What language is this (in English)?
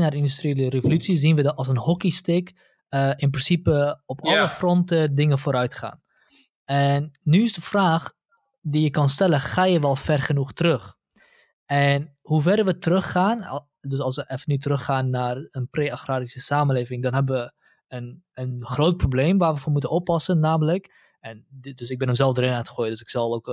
Dutch